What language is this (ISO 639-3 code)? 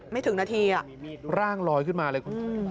tha